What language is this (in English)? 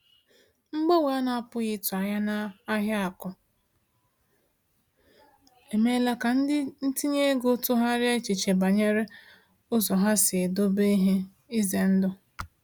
Igbo